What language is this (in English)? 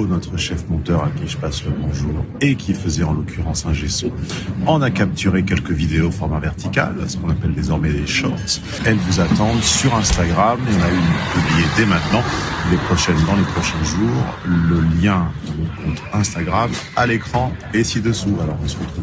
French